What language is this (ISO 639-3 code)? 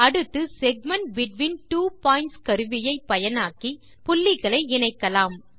tam